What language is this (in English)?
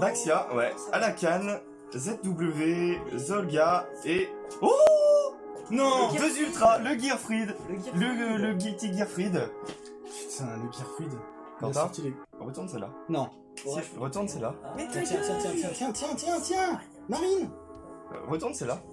French